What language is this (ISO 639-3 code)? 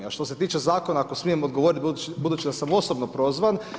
hrv